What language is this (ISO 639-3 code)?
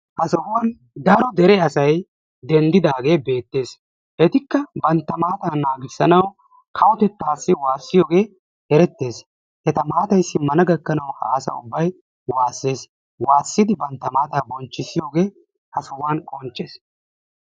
wal